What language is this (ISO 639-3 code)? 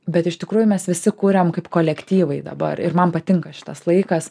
lit